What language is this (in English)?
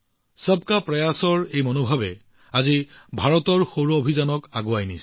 Assamese